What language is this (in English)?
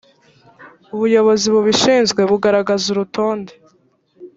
Kinyarwanda